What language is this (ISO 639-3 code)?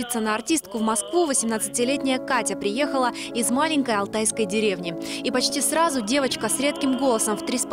rus